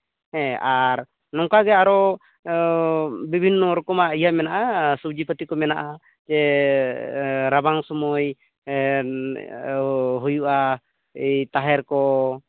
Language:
Santali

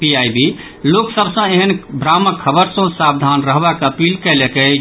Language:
Maithili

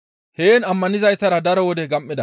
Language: Gamo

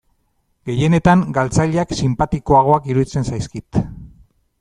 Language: Basque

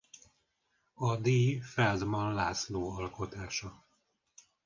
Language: Hungarian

